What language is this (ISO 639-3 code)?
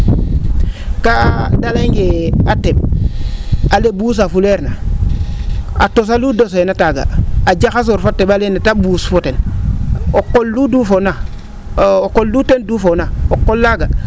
srr